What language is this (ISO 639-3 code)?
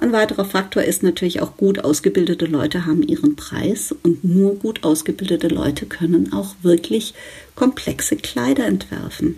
deu